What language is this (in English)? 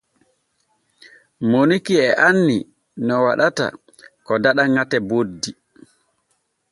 Borgu Fulfulde